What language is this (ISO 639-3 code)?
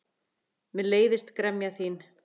isl